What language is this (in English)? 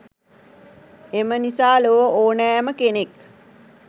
Sinhala